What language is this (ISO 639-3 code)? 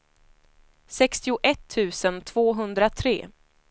swe